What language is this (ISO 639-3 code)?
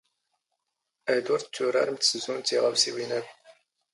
zgh